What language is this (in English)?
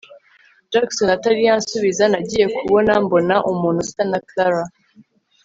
Kinyarwanda